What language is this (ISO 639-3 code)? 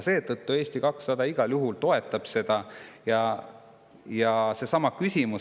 est